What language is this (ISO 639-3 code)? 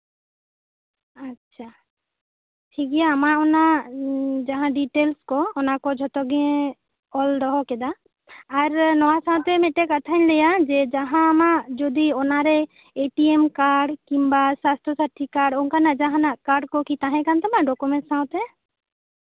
sat